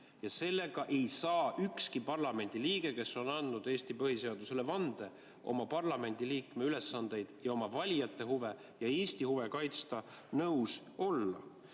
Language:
Estonian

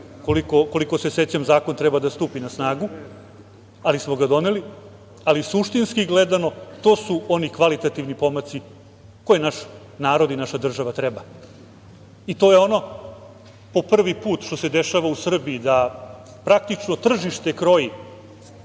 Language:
Serbian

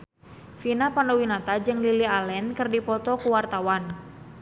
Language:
Sundanese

